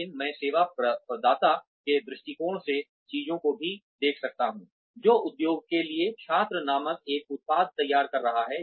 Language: Hindi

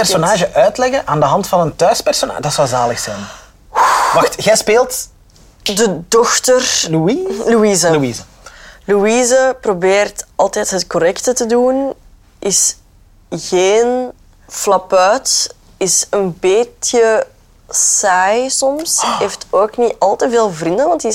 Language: Dutch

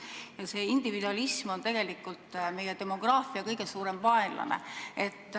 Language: Estonian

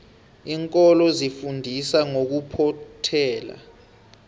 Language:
South Ndebele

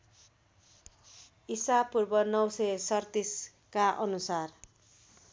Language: Nepali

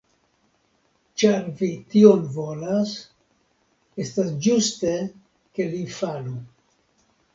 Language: Esperanto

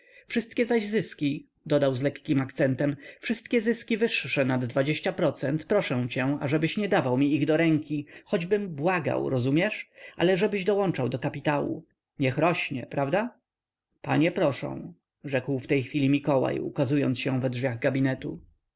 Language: Polish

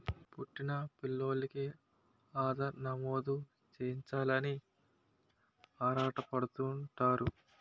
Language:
Telugu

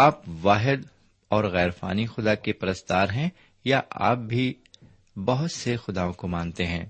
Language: Urdu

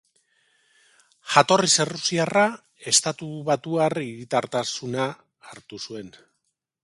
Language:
Basque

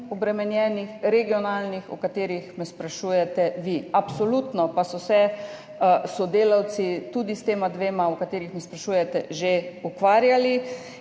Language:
Slovenian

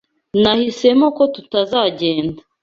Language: Kinyarwanda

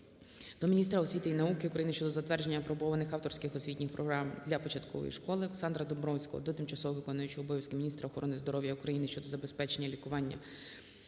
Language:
Ukrainian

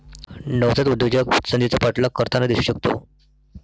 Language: Marathi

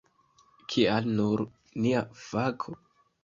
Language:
Esperanto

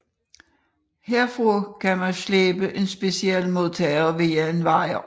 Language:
Danish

